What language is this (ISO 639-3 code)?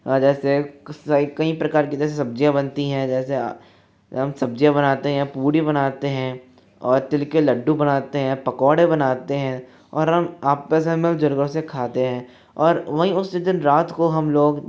hin